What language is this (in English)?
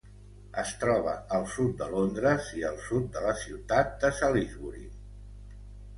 Catalan